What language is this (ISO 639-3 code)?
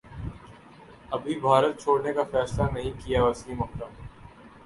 urd